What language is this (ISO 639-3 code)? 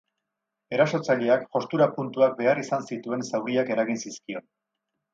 eus